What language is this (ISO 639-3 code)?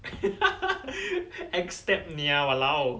eng